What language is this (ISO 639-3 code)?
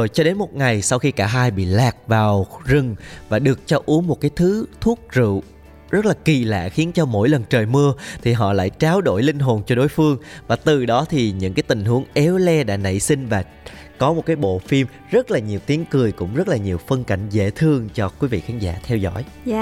vie